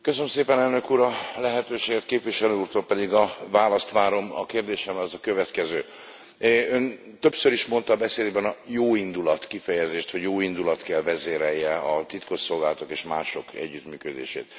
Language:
Hungarian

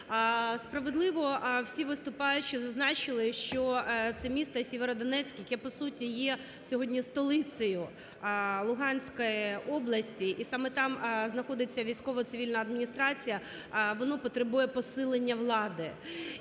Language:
Ukrainian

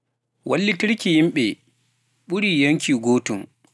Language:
Pular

